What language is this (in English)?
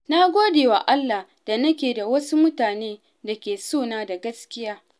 Hausa